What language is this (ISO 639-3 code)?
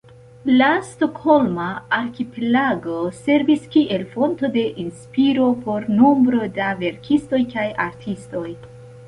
epo